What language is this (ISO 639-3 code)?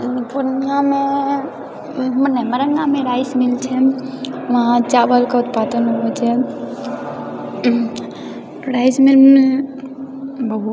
mai